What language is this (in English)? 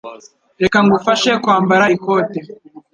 Kinyarwanda